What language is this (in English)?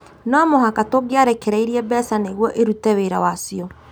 Kikuyu